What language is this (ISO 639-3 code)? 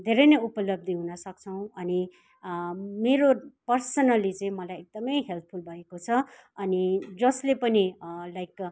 nep